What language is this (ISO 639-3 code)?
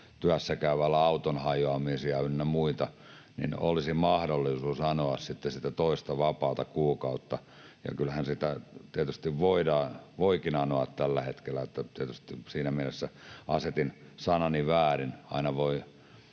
fin